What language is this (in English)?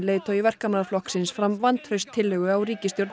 Icelandic